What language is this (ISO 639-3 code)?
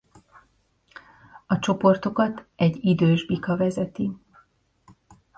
hun